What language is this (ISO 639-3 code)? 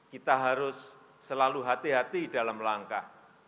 ind